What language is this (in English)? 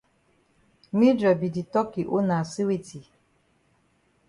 Cameroon Pidgin